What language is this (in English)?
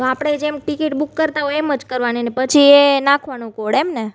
Gujarati